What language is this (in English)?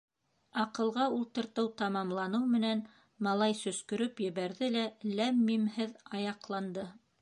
Bashkir